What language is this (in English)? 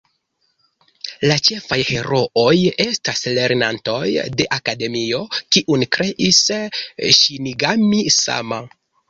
Esperanto